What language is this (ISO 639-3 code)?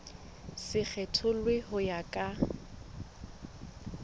sot